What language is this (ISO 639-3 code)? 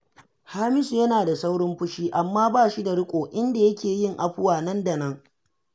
hau